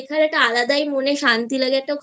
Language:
Bangla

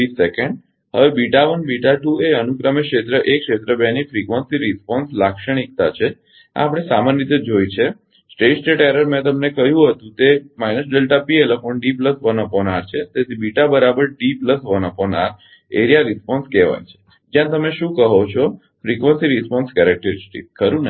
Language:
Gujarati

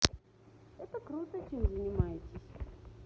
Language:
Russian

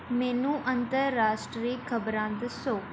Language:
Punjabi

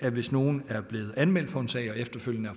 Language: Danish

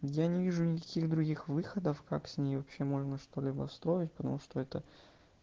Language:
Russian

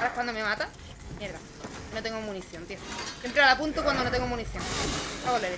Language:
Spanish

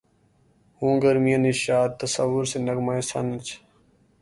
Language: Urdu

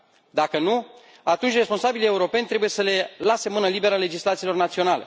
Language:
Romanian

